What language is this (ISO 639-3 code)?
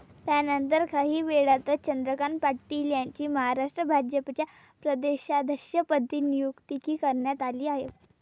mar